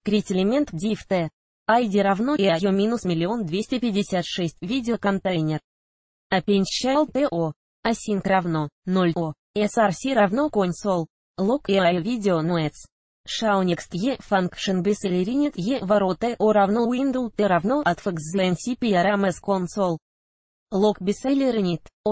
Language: Russian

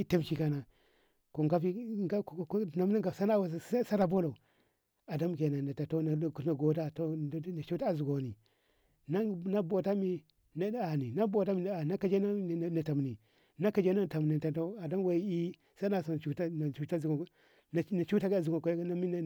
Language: Ngamo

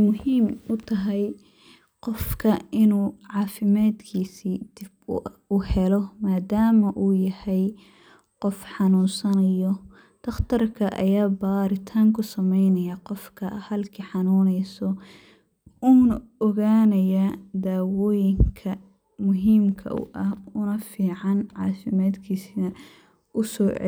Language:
Somali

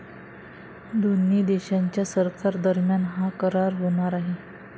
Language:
Marathi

